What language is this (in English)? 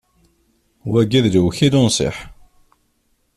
Kabyle